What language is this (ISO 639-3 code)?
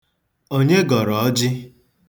ibo